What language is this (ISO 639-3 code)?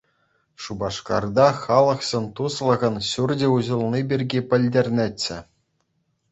chv